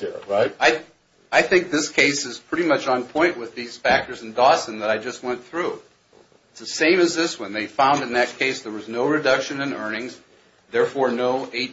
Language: English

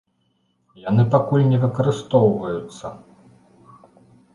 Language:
Belarusian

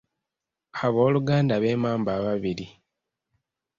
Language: Ganda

